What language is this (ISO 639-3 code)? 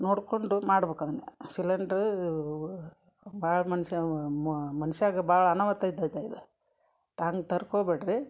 kan